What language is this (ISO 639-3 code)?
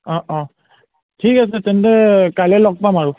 asm